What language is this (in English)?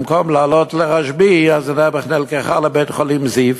Hebrew